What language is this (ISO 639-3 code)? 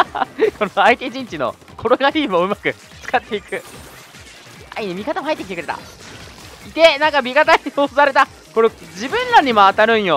jpn